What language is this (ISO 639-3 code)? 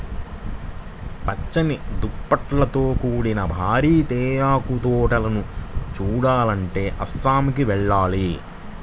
tel